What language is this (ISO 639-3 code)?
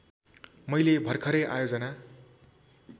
nep